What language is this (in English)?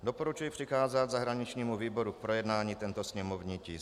Czech